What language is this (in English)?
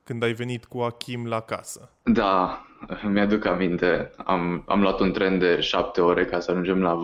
Romanian